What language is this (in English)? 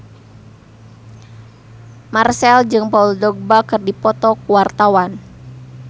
Sundanese